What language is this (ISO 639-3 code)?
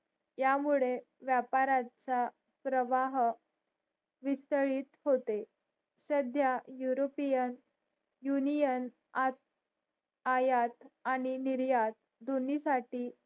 mar